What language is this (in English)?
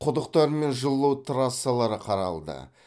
Kazakh